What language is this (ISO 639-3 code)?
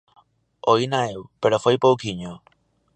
glg